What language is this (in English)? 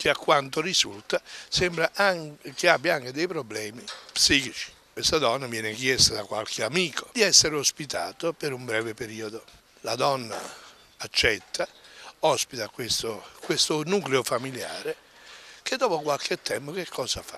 Italian